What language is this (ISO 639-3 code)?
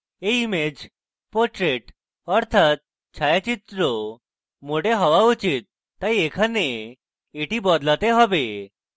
ben